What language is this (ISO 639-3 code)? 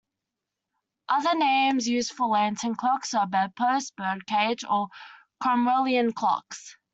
eng